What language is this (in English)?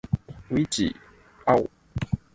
Cantonese